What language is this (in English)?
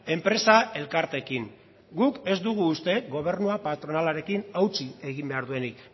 Basque